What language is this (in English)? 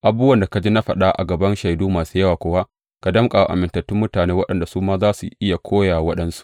Hausa